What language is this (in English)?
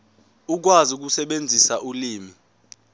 Zulu